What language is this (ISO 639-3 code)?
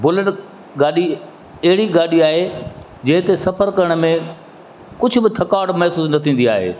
snd